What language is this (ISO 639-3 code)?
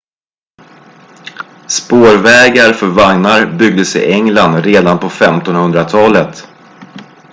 swe